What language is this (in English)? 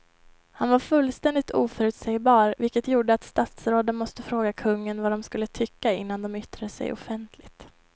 Swedish